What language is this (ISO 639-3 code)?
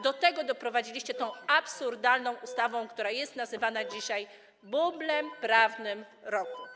pol